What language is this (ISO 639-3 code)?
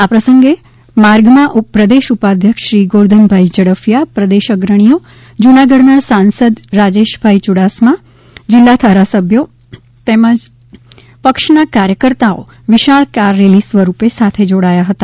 guj